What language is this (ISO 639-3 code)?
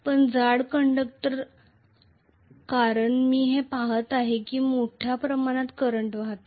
mar